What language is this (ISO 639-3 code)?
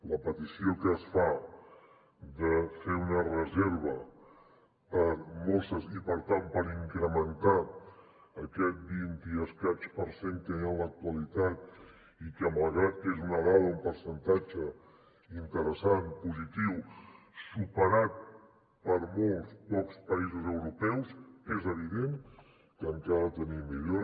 cat